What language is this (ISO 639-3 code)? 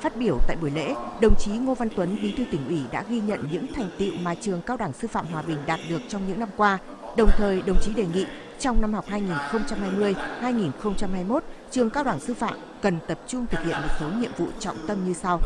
vie